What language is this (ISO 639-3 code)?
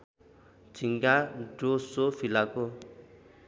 nep